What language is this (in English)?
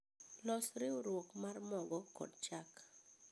Luo (Kenya and Tanzania)